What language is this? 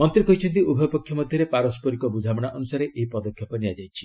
Odia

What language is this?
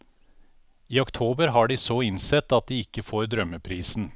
Norwegian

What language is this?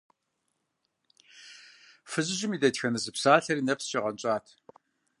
Kabardian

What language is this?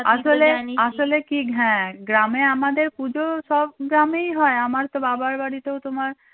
Bangla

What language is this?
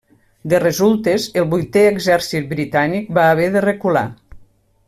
Catalan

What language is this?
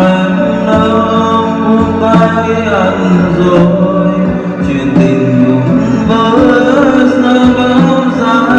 Vietnamese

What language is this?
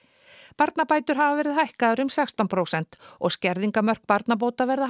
Icelandic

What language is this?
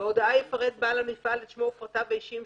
Hebrew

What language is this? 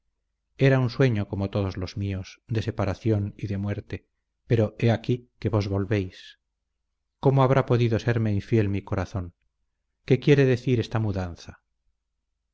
Spanish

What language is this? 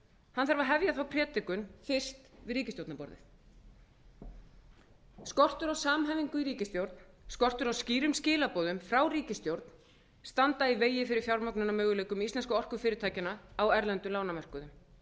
Icelandic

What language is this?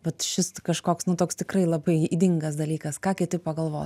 Lithuanian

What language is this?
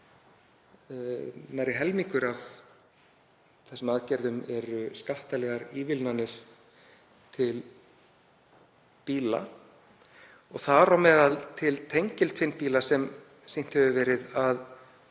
Icelandic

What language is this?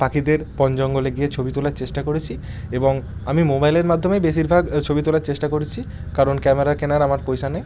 Bangla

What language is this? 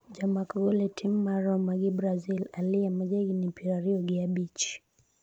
Luo (Kenya and Tanzania)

